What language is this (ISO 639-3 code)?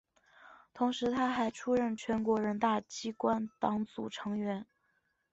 zho